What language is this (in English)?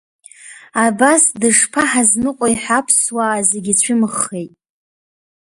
Abkhazian